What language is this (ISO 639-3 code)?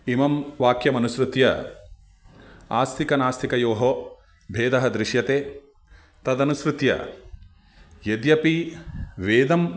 san